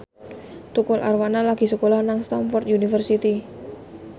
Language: Javanese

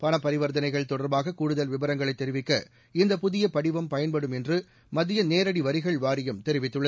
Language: Tamil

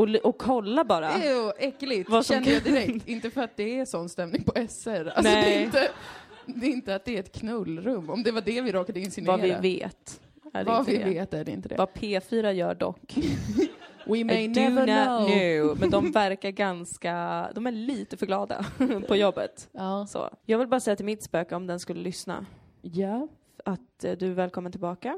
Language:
Swedish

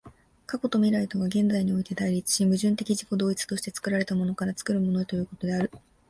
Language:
Japanese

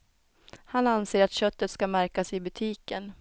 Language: Swedish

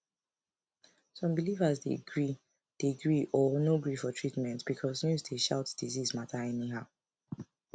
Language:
Nigerian Pidgin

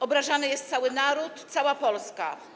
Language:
Polish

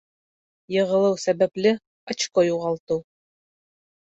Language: Bashkir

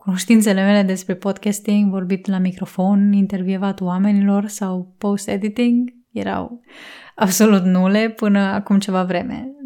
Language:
Romanian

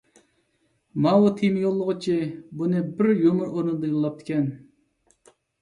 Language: Uyghur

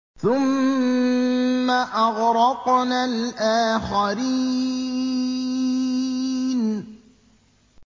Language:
Arabic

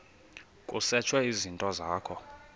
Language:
Xhosa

